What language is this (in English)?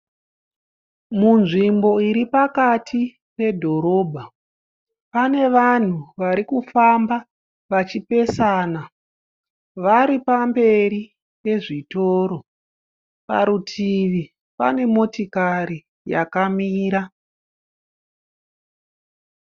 Shona